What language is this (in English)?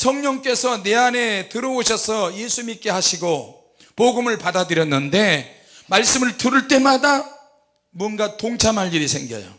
Korean